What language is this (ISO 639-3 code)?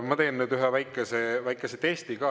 est